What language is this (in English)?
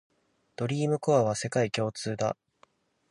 Japanese